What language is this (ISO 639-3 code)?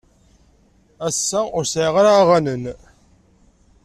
kab